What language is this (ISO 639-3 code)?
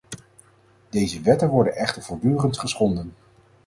nld